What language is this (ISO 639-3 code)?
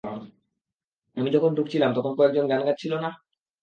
ben